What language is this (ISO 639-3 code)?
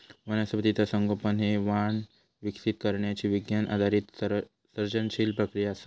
mar